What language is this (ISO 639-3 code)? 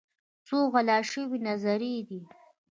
pus